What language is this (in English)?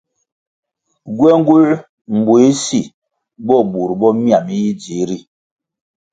Kwasio